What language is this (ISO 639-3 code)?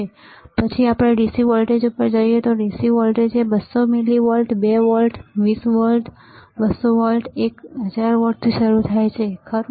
guj